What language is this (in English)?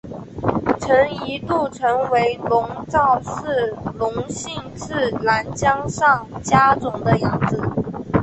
Chinese